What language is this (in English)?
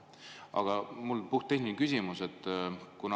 Estonian